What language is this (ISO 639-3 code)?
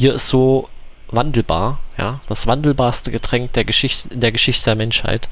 deu